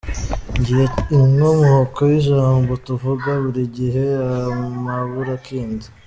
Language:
Kinyarwanda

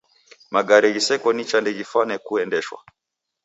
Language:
Taita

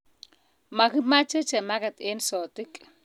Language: Kalenjin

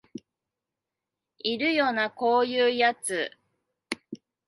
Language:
Japanese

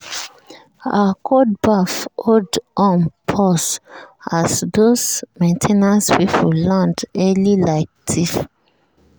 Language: Nigerian Pidgin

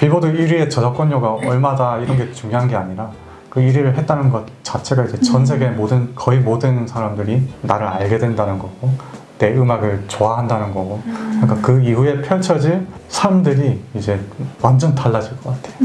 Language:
Korean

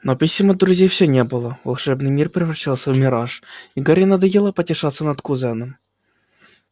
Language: Russian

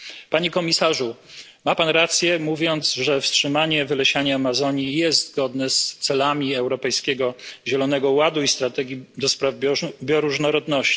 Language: Polish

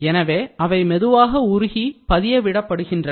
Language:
Tamil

